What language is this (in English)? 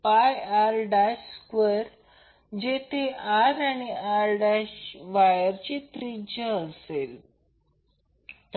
Marathi